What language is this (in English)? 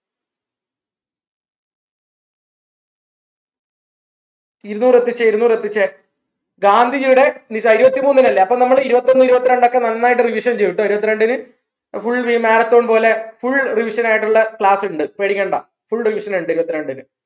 Malayalam